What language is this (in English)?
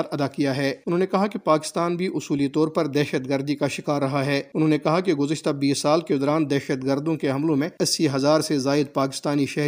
Urdu